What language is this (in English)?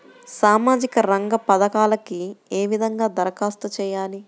Telugu